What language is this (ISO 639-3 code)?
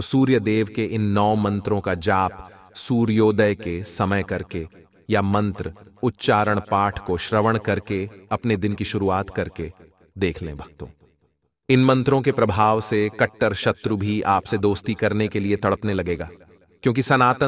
kan